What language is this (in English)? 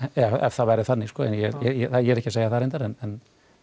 Icelandic